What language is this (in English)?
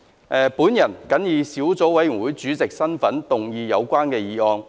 Cantonese